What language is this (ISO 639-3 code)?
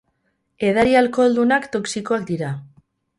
eus